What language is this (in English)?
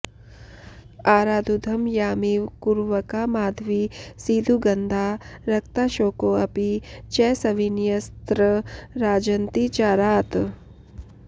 Sanskrit